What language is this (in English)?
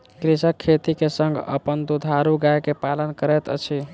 Maithili